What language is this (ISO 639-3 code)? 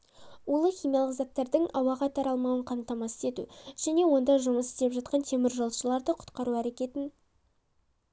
kaz